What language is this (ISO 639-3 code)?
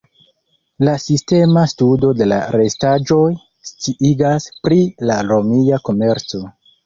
epo